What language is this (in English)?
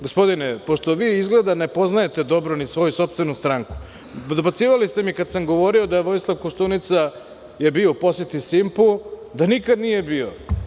Serbian